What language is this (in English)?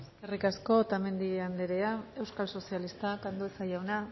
Basque